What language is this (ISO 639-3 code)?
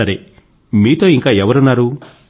tel